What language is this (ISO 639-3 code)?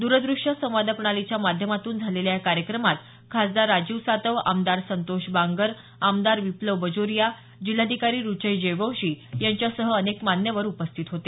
mar